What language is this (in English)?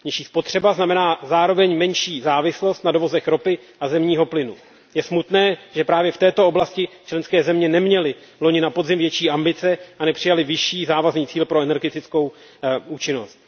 Czech